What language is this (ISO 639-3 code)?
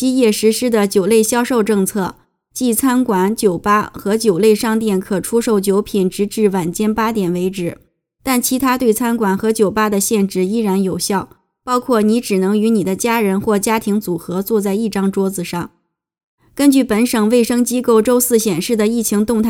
zho